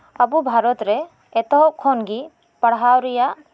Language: Santali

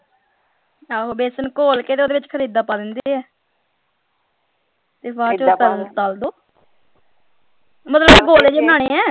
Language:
Punjabi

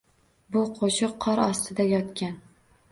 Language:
Uzbek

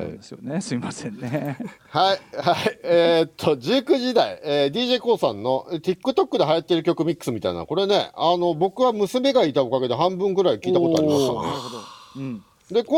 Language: Japanese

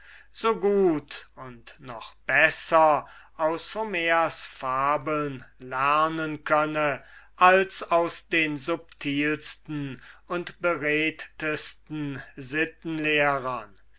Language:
German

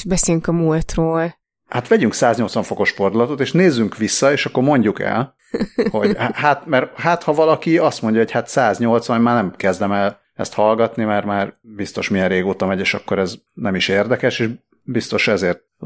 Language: Hungarian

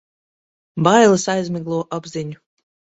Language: Latvian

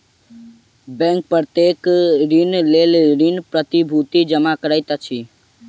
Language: Maithili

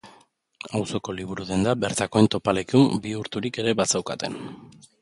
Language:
Basque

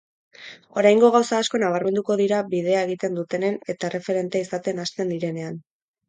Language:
Basque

